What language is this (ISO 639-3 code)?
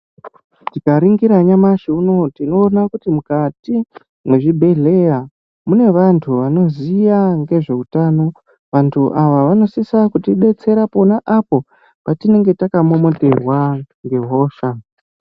ndc